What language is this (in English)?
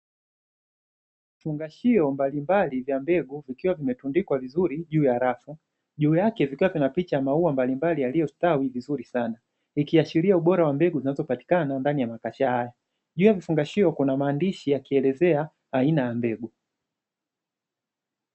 Swahili